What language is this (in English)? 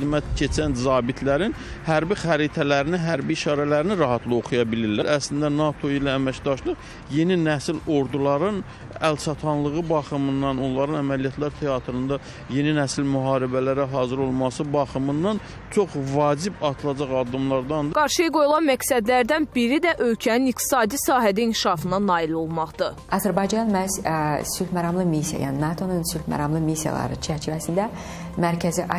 Turkish